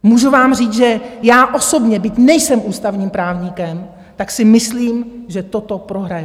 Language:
Czech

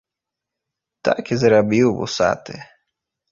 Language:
Belarusian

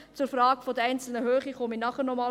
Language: Swiss German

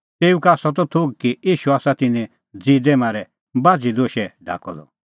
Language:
Kullu Pahari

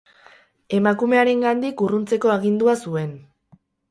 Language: Basque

